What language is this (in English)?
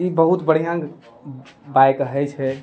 Maithili